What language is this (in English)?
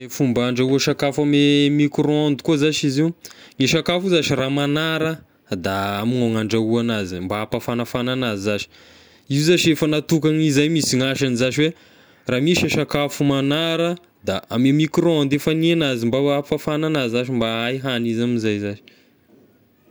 Tesaka Malagasy